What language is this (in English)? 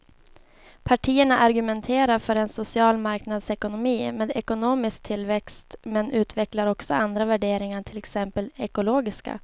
Swedish